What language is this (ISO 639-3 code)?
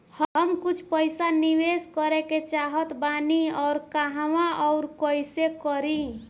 bho